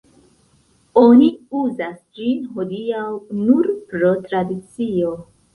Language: Esperanto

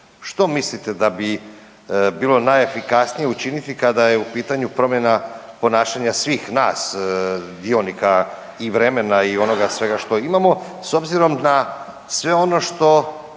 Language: Croatian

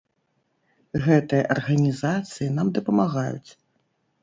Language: Belarusian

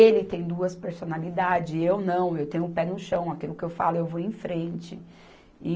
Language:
Portuguese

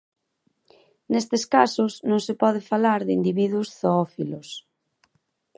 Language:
Galician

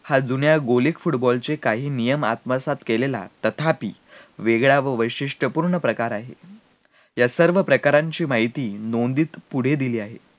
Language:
Marathi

